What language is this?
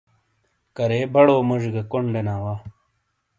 Shina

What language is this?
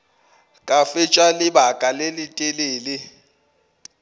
Northern Sotho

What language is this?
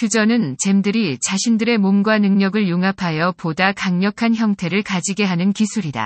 Korean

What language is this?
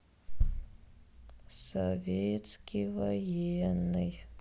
Russian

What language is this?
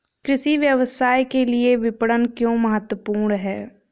Hindi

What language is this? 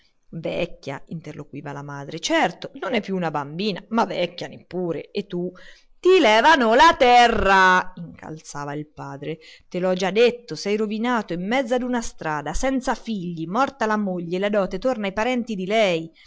Italian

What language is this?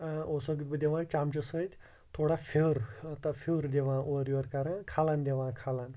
Kashmiri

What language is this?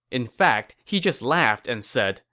English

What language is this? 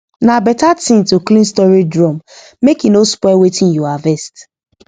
Nigerian Pidgin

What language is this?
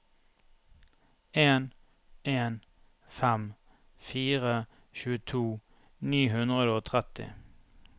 Norwegian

